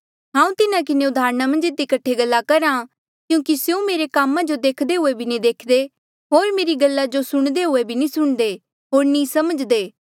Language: Mandeali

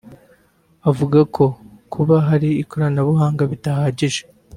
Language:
Kinyarwanda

